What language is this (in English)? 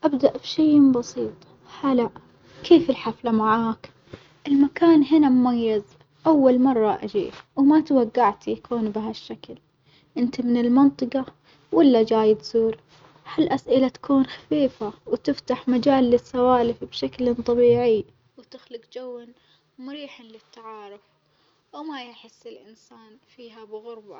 Omani Arabic